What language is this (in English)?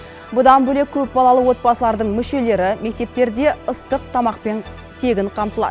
Kazakh